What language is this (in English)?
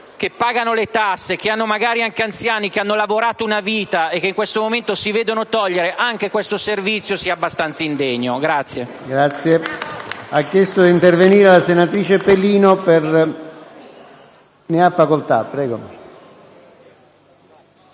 Italian